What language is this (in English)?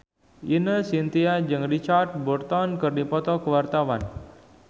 Sundanese